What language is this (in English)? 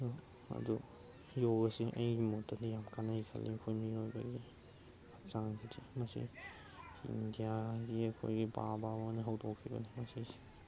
Manipuri